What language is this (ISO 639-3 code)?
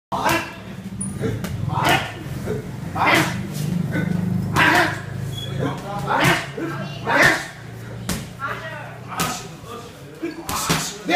dan